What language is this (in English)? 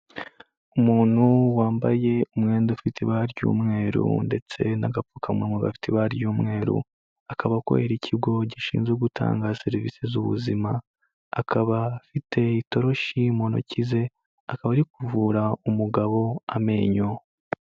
Kinyarwanda